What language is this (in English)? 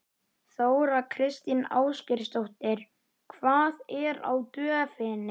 Icelandic